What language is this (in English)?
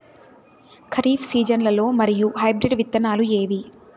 Telugu